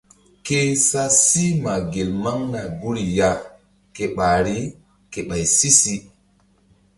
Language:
Mbum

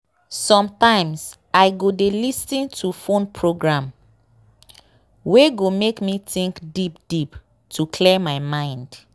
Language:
Nigerian Pidgin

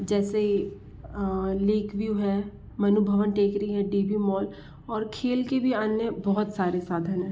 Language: Hindi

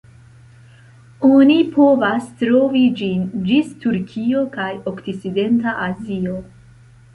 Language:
Esperanto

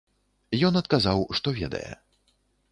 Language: Belarusian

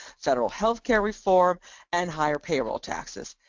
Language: English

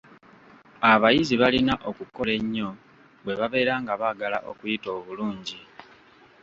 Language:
Ganda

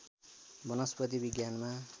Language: Nepali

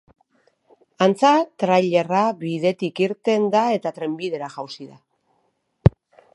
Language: Basque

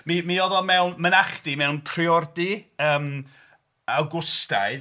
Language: Welsh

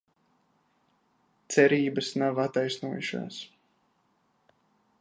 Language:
Latvian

